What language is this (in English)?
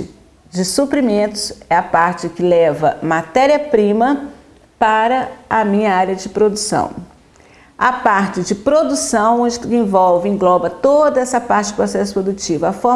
Portuguese